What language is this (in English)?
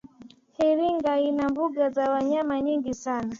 Swahili